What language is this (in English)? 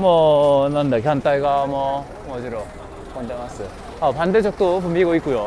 Korean